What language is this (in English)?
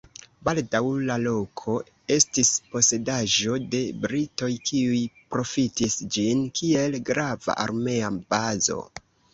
Esperanto